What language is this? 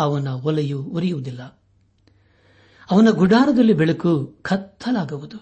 Kannada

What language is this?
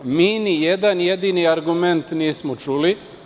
Serbian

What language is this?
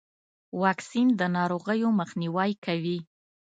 Pashto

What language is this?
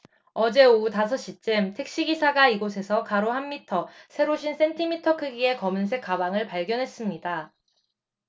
Korean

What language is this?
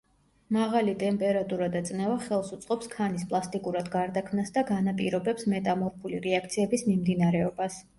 Georgian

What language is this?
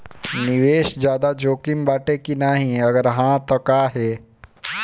Bhojpuri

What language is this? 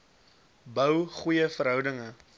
Afrikaans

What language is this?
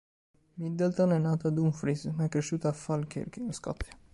Italian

